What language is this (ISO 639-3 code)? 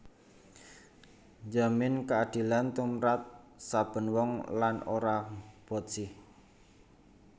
jav